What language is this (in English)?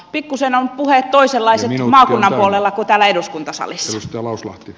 Finnish